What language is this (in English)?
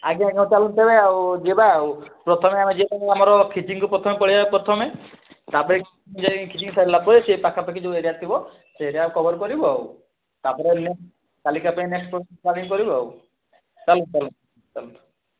Odia